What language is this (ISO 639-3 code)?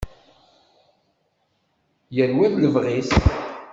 kab